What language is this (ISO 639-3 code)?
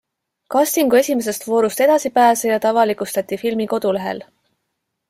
est